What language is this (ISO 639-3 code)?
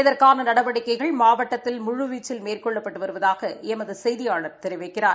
tam